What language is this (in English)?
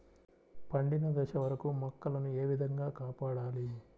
Telugu